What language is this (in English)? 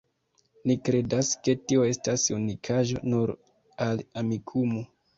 Esperanto